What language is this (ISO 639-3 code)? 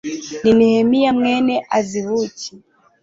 kin